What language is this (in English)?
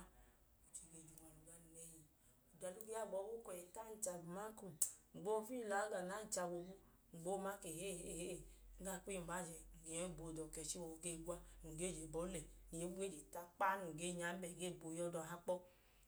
Idoma